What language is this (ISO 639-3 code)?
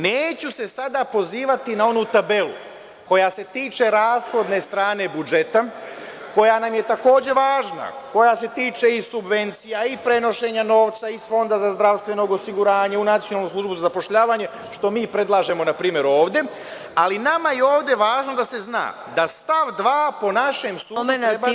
srp